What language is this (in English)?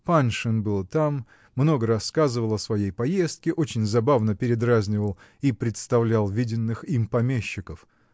Russian